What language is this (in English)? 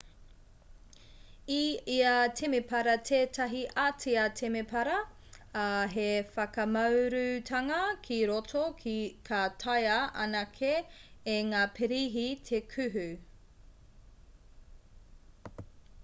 Māori